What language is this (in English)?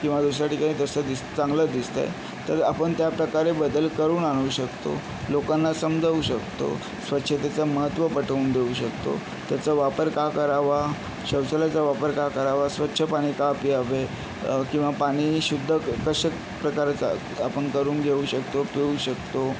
Marathi